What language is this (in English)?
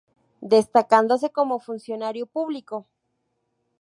Spanish